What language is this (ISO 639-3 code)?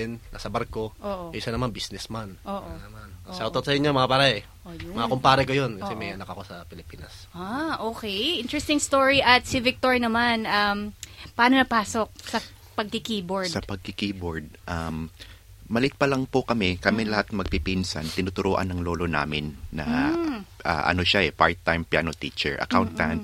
fil